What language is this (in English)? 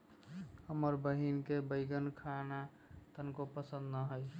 Magahi